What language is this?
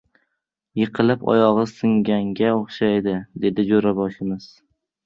Uzbek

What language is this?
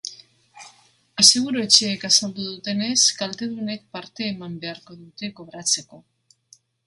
Basque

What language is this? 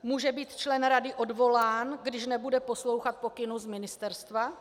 Czech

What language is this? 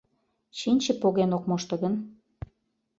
Mari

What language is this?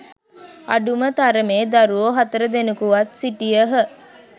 Sinhala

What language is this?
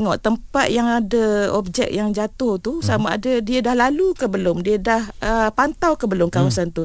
Malay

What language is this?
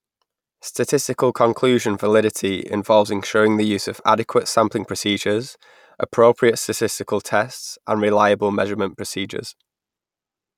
English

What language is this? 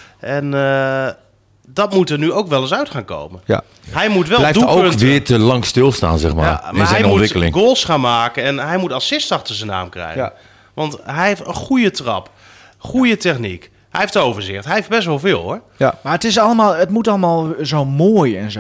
Dutch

